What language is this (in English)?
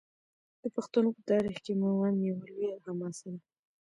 Pashto